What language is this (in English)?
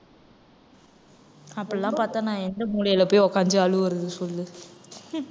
Tamil